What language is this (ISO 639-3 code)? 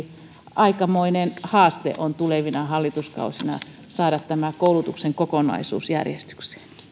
fin